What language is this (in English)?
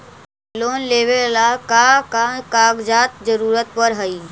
Magahi